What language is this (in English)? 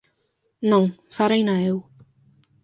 Galician